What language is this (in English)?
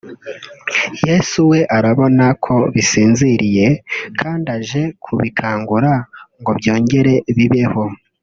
Kinyarwanda